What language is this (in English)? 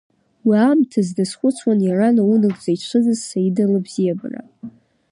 Abkhazian